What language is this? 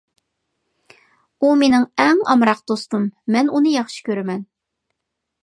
Uyghur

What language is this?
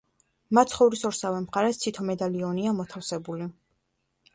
Georgian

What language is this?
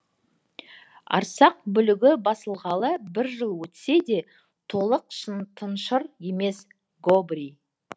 Kazakh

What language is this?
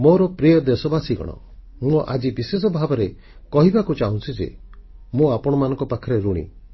Odia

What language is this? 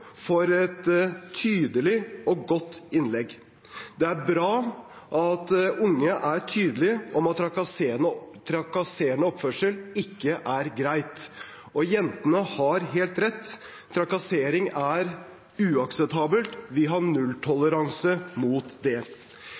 Norwegian Bokmål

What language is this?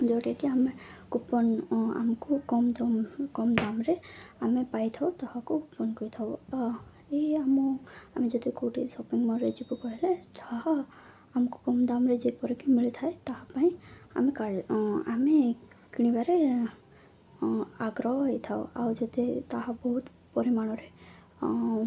Odia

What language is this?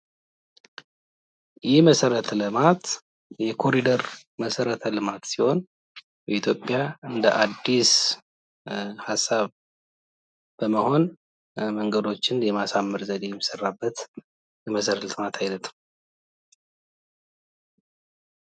Amharic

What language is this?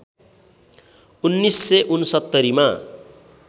Nepali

